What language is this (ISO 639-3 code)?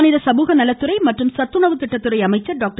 tam